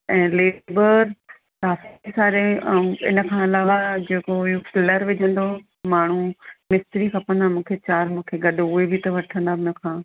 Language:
Sindhi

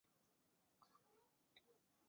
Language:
Chinese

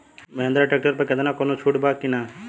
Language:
Bhojpuri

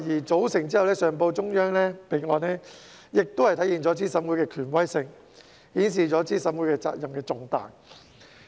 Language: Cantonese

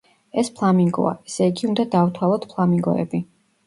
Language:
Georgian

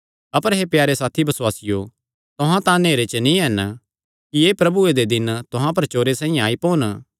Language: Kangri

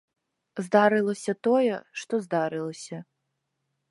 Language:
Belarusian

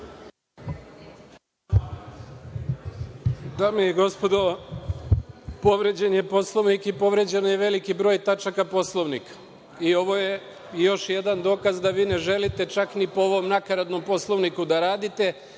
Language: Serbian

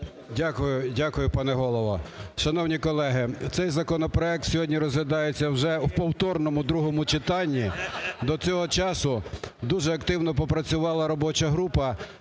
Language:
Ukrainian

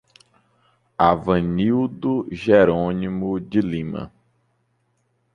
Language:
Portuguese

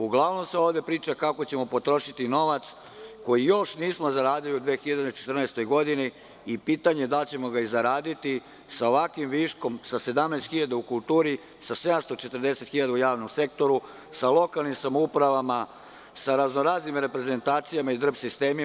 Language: Serbian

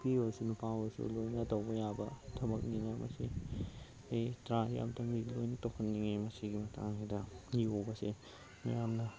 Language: Manipuri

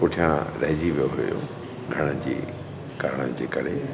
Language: Sindhi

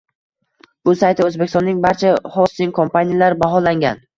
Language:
Uzbek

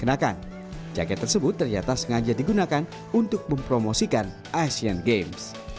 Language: Indonesian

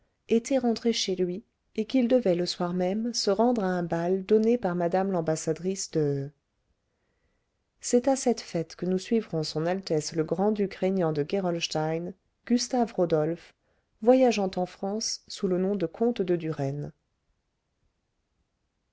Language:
French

